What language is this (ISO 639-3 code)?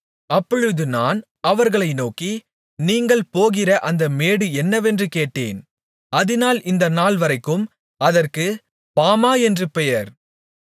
tam